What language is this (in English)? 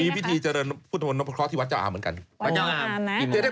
Thai